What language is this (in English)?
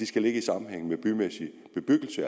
Danish